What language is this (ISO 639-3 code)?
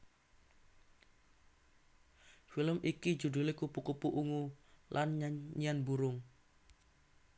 jav